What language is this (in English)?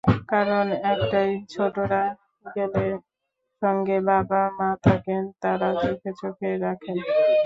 Bangla